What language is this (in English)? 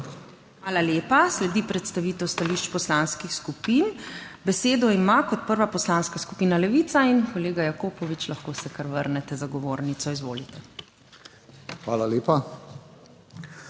Slovenian